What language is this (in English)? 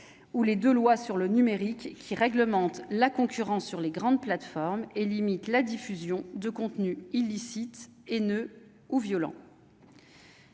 French